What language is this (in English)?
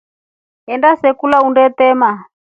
Rombo